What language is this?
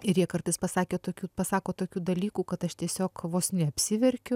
Lithuanian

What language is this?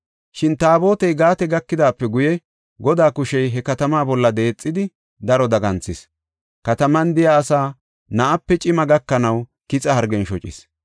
Gofa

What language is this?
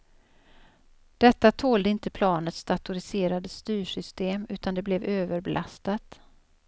Swedish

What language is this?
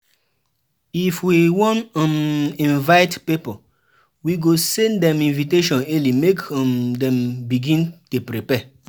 Nigerian Pidgin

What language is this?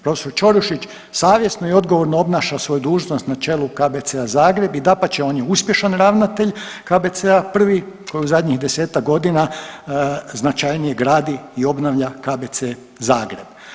Croatian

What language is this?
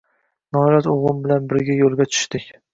Uzbek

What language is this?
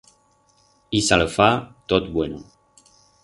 Aragonese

